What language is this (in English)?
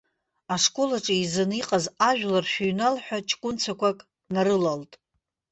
Abkhazian